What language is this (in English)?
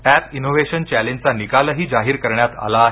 Marathi